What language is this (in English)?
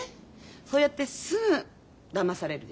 Japanese